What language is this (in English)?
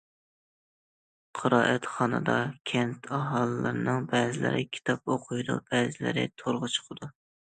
Uyghur